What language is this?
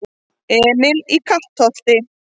Icelandic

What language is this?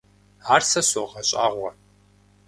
Kabardian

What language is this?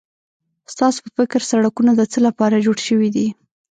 Pashto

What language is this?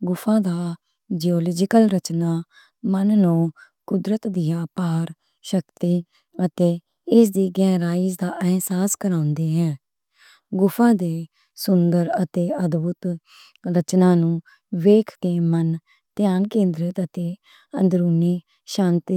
Western Panjabi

